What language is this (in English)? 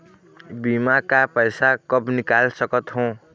Chhattisgarhi